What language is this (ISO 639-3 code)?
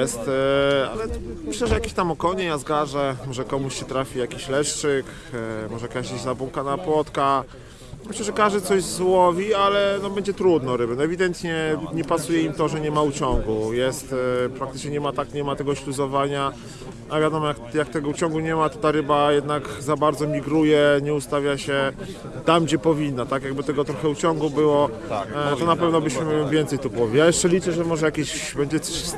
pol